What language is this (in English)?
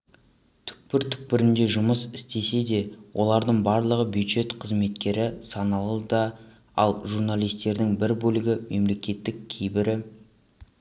Kazakh